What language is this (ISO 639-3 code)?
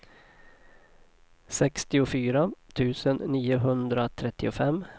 swe